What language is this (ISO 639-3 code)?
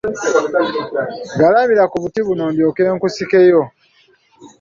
lug